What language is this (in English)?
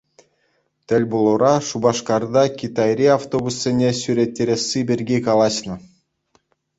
Chuvash